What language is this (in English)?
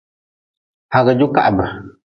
Nawdm